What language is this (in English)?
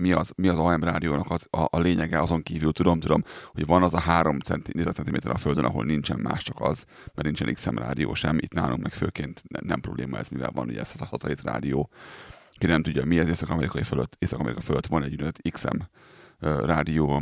Hungarian